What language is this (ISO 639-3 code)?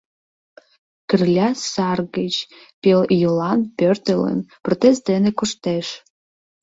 chm